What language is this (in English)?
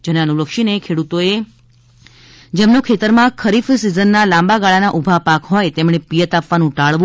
Gujarati